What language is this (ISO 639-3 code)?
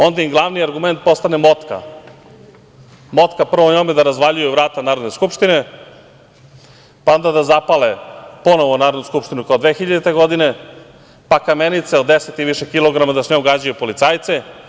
srp